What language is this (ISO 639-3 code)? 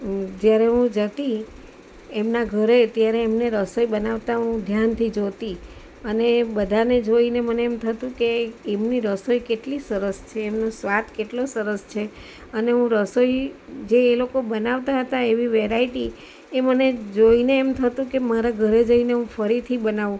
guj